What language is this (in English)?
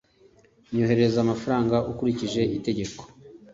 Kinyarwanda